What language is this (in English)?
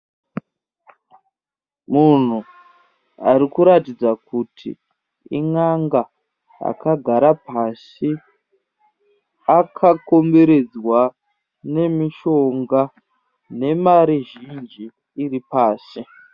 Shona